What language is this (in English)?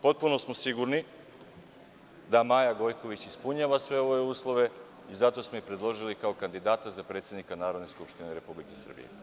Serbian